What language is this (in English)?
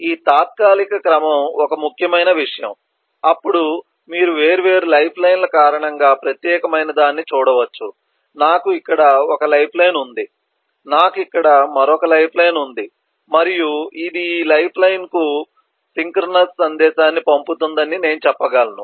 Telugu